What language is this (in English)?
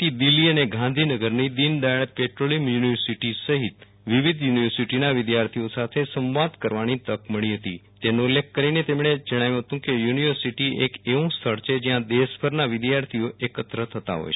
Gujarati